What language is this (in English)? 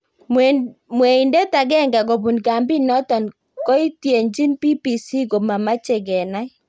Kalenjin